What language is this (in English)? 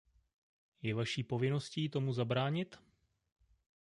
Czech